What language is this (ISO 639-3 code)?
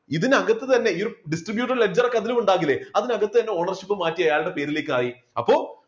mal